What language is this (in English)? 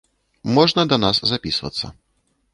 Belarusian